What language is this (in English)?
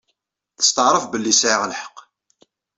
Kabyle